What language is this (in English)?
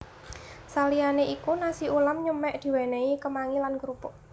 Javanese